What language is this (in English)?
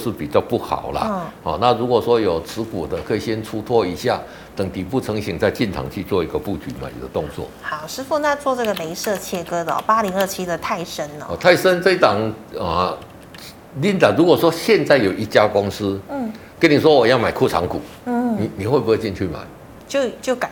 Chinese